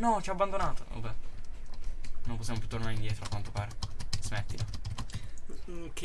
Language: Italian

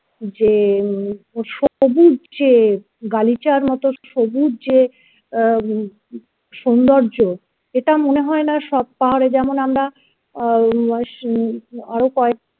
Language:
Bangla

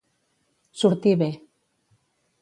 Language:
Catalan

